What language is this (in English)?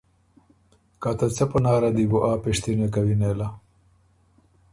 Ormuri